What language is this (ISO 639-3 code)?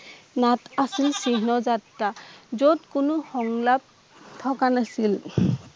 asm